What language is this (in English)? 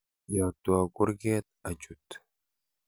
Kalenjin